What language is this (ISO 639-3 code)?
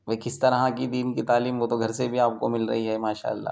urd